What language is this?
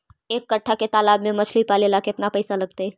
Magahi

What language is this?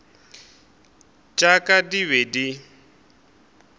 Northern Sotho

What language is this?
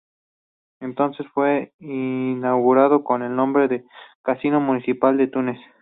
Spanish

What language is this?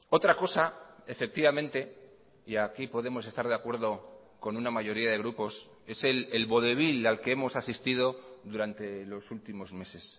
Spanish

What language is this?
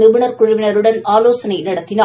Tamil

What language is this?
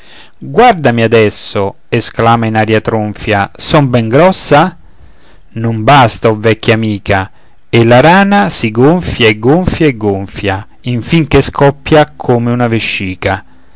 Italian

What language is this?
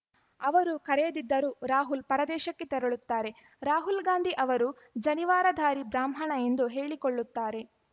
Kannada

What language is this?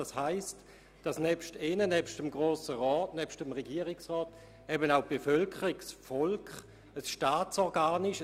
Swiss German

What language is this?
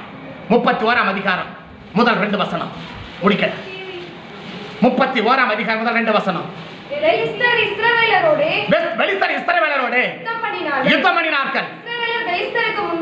Indonesian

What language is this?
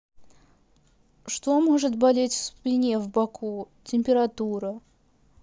Russian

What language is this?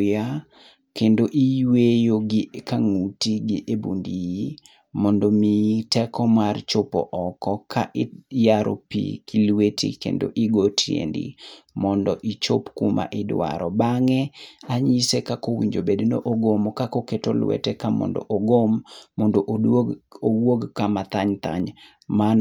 Luo (Kenya and Tanzania)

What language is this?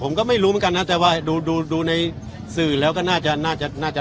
Thai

